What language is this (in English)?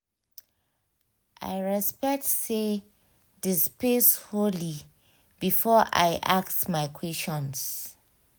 Nigerian Pidgin